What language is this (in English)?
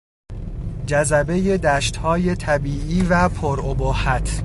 Persian